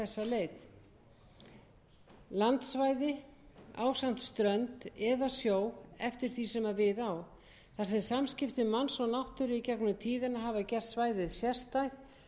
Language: Icelandic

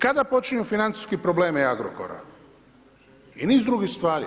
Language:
Croatian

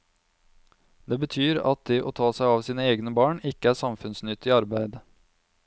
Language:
Norwegian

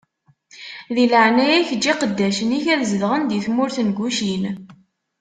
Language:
Kabyle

